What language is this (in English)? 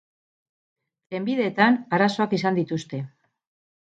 Basque